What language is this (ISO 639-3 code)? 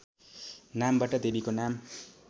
nep